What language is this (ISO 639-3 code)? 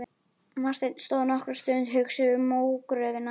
isl